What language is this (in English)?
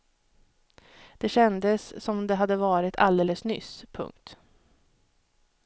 Swedish